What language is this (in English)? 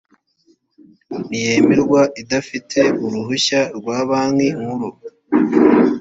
Kinyarwanda